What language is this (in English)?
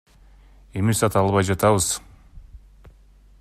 Kyrgyz